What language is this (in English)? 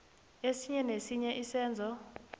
South Ndebele